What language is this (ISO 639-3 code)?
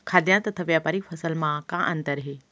hne